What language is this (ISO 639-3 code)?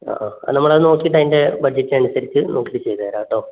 mal